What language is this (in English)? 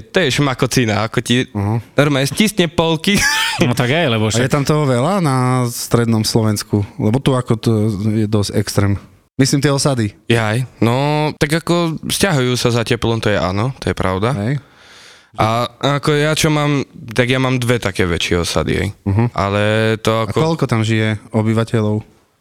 Slovak